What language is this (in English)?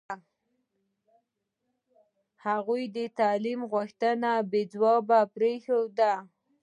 Pashto